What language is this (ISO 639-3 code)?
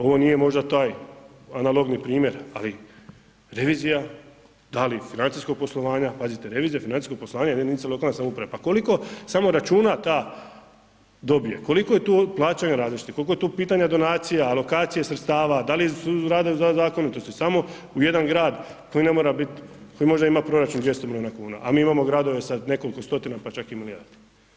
hrv